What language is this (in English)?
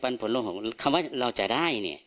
Thai